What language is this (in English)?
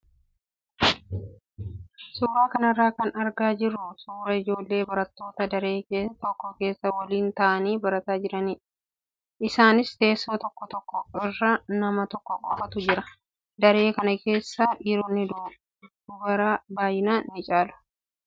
Oromo